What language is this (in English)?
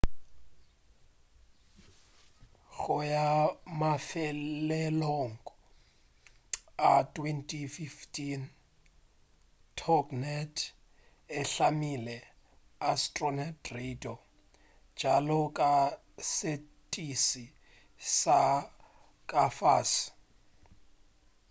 Northern Sotho